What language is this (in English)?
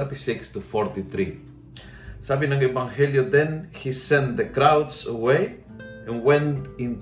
Filipino